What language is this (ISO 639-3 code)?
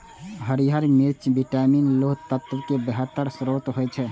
mai